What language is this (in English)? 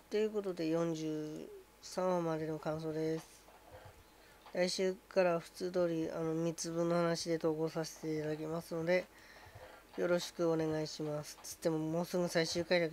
Japanese